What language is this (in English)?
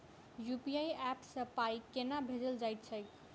Maithili